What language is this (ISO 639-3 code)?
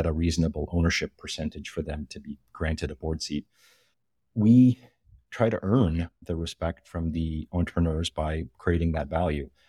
eng